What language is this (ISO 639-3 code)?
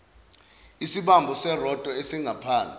zul